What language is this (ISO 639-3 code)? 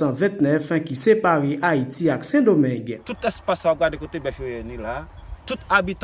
fra